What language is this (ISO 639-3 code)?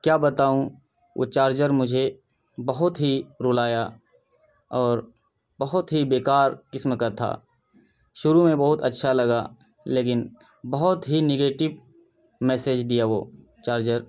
urd